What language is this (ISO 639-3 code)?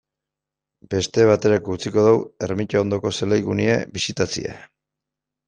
eus